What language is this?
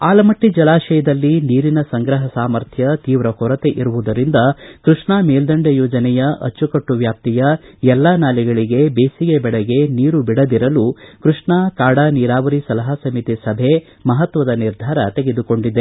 Kannada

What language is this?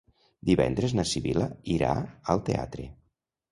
Catalan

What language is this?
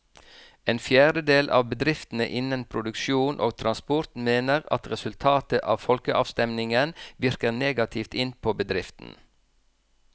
Norwegian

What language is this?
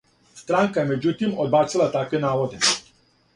Serbian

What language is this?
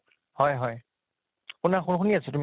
Assamese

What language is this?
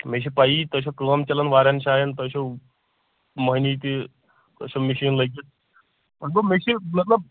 Kashmiri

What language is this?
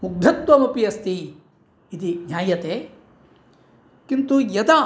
Sanskrit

